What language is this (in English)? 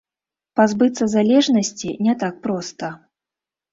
Belarusian